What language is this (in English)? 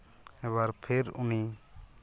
Santali